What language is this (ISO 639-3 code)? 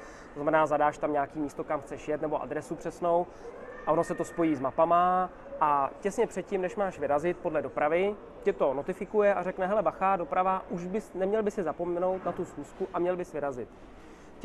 ces